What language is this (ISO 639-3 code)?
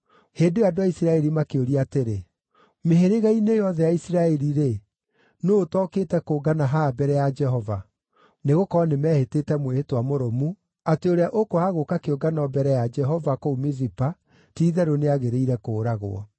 kik